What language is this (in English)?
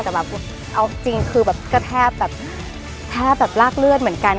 Thai